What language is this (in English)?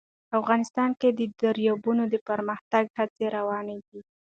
Pashto